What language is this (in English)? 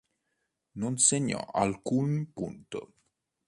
Italian